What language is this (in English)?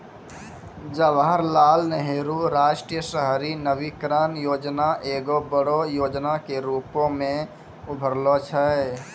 Maithili